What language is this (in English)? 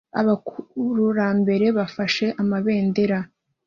Kinyarwanda